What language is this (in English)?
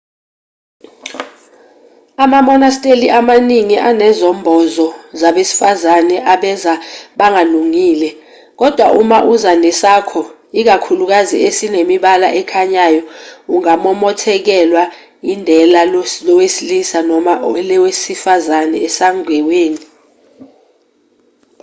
Zulu